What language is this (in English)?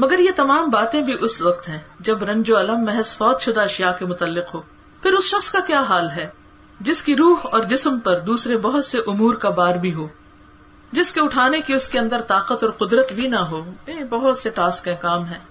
Urdu